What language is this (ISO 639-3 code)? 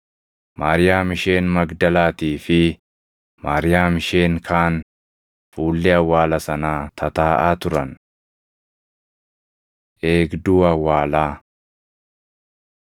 orm